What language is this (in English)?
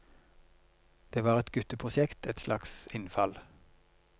Norwegian